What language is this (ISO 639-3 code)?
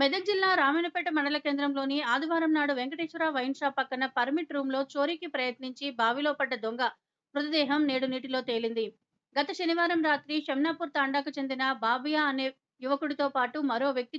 ara